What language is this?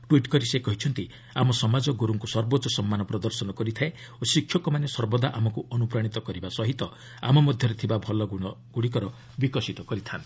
Odia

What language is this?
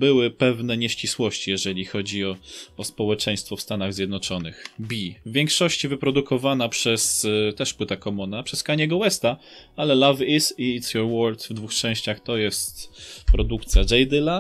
Polish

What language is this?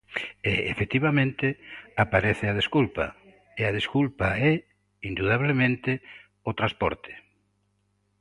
Galician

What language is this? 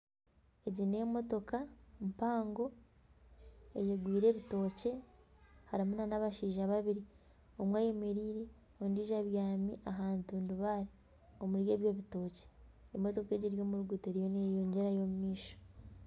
Nyankole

